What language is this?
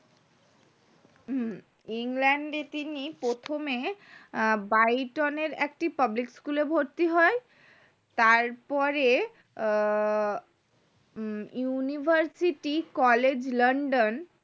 Bangla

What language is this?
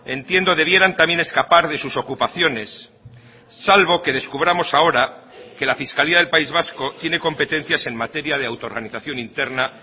Spanish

